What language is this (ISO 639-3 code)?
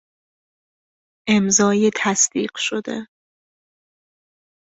fas